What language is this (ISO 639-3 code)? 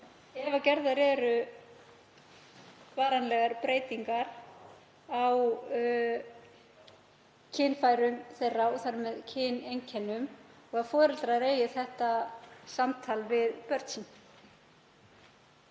isl